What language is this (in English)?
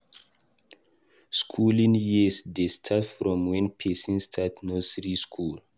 Nigerian Pidgin